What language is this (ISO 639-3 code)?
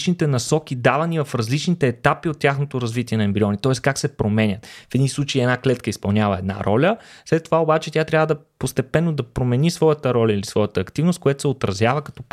bul